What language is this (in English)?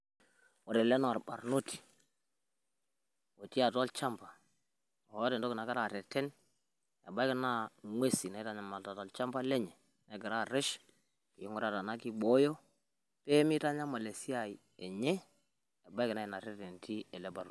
Masai